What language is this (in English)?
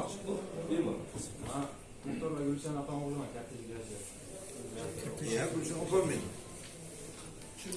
Turkish